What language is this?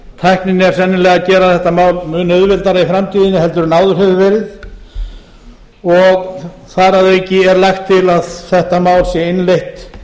Icelandic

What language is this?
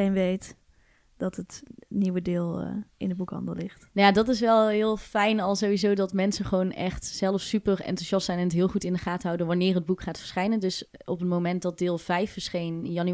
Dutch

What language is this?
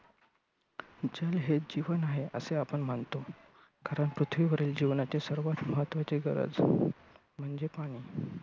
Marathi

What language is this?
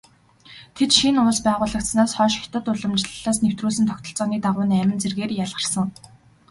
Mongolian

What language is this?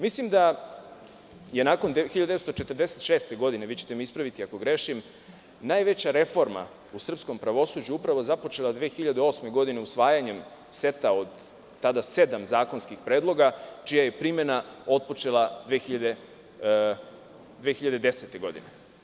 Serbian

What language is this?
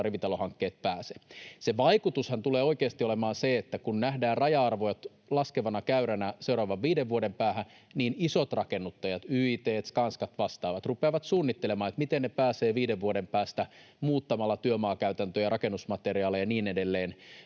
Finnish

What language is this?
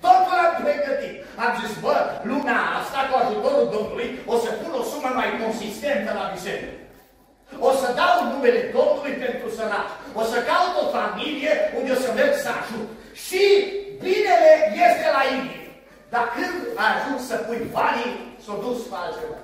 Romanian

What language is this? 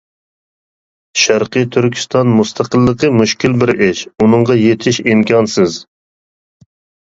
Uyghur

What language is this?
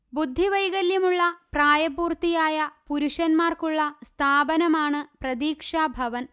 Malayalam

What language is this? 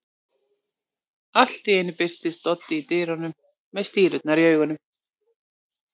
Icelandic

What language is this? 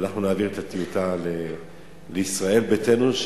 Hebrew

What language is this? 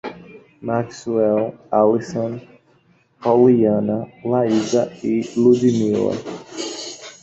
Portuguese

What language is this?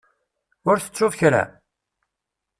Kabyle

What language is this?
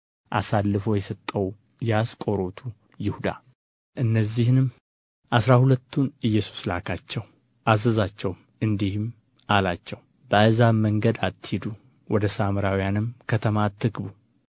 Amharic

